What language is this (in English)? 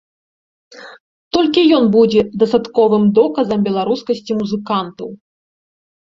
Belarusian